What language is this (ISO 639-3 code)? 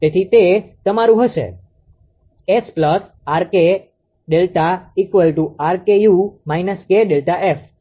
guj